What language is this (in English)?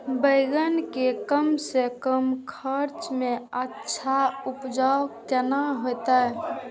Maithili